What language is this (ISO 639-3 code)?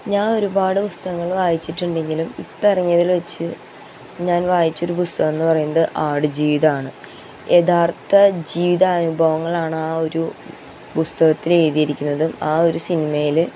mal